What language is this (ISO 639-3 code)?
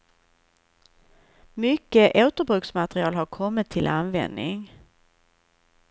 swe